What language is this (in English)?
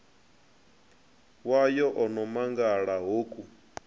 Venda